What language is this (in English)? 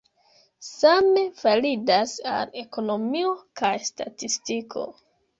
Esperanto